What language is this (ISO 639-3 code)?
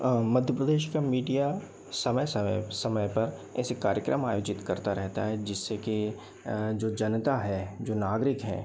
hin